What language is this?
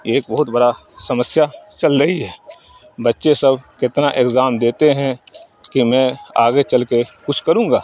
Urdu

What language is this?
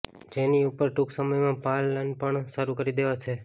Gujarati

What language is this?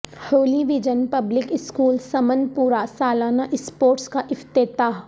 Urdu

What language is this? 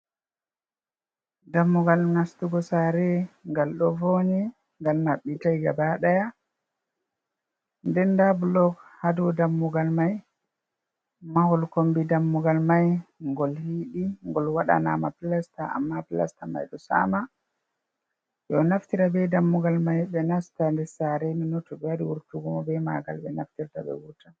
Fula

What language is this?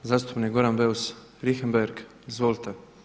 Croatian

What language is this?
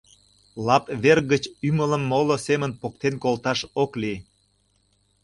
Mari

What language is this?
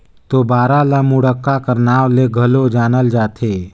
Chhattisgarhi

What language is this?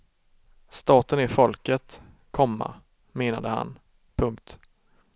Swedish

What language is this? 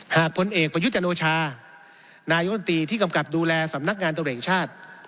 Thai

